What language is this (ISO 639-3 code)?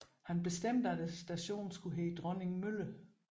dan